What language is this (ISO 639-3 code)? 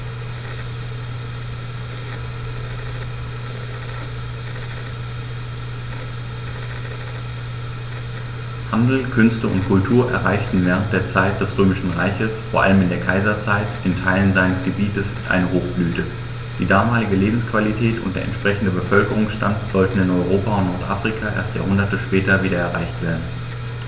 deu